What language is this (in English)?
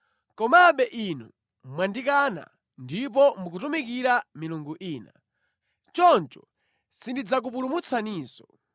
Nyanja